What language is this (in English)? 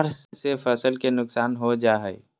Magahi